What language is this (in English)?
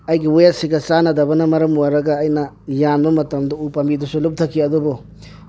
Manipuri